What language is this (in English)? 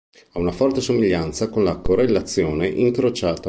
Italian